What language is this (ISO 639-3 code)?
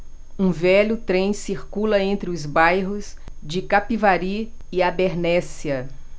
por